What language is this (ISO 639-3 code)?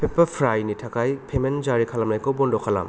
brx